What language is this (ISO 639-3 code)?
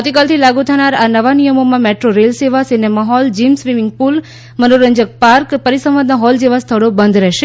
guj